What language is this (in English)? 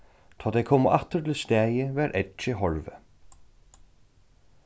Faroese